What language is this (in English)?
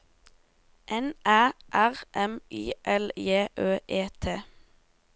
Norwegian